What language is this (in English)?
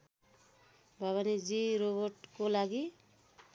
Nepali